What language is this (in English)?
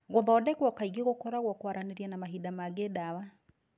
Kikuyu